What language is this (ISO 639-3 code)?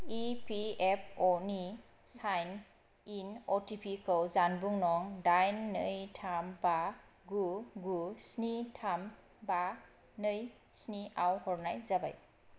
brx